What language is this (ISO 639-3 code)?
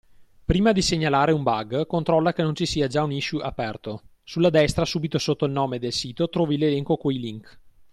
ita